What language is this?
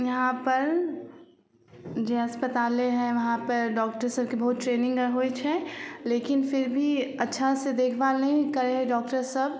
Maithili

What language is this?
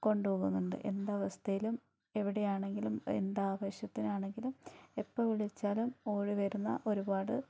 Malayalam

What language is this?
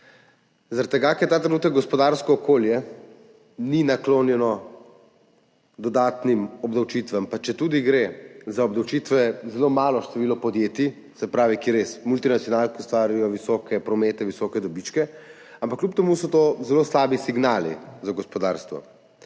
Slovenian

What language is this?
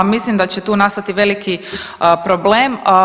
Croatian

